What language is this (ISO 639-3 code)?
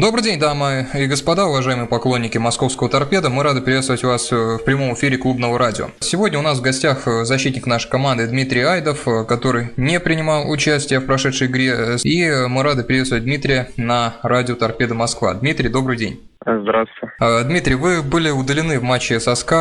rus